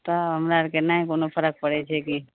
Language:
Maithili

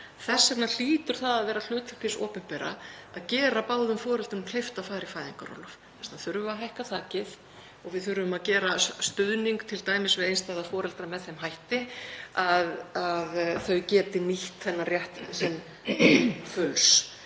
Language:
Icelandic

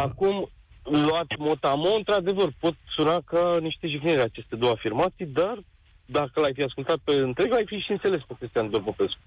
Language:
Romanian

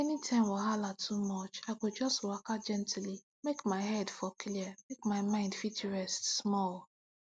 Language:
Nigerian Pidgin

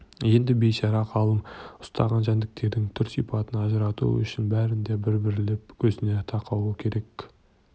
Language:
Kazakh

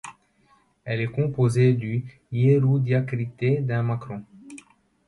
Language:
French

